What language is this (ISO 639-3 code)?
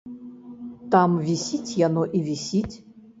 bel